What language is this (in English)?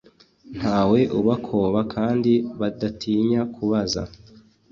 Kinyarwanda